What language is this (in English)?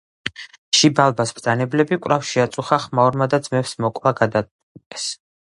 Georgian